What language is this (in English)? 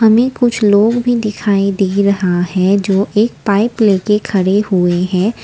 Hindi